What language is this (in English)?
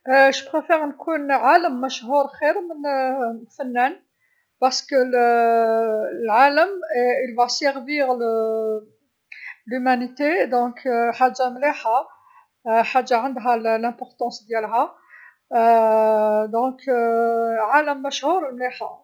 Algerian Arabic